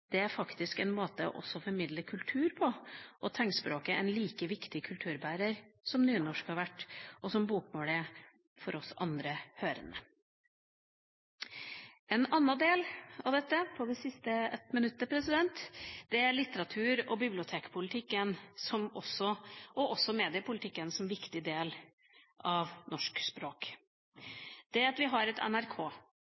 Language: Norwegian Bokmål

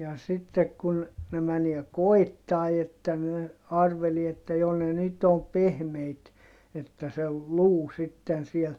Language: Finnish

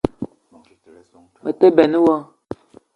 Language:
Eton (Cameroon)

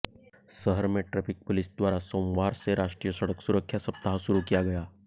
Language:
Hindi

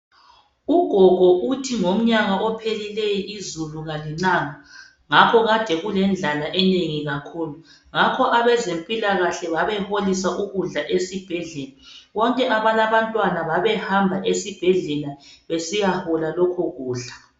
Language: North Ndebele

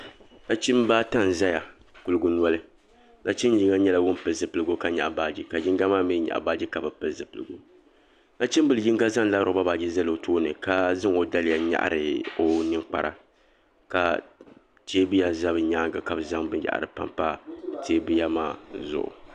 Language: Dagbani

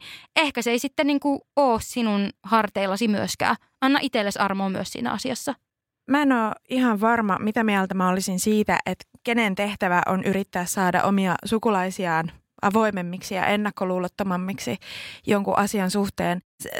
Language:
Finnish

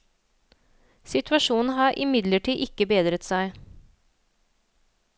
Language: Norwegian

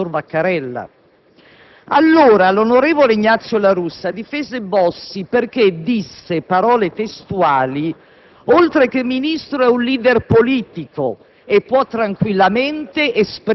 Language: Italian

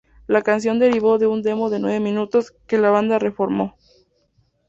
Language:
Spanish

